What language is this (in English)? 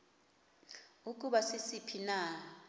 Xhosa